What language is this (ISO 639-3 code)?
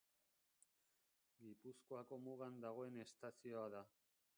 eus